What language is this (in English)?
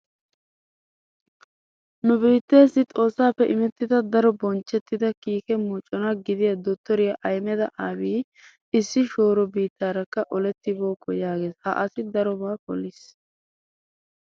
Wolaytta